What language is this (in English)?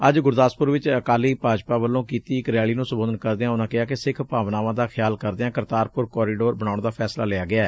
Punjabi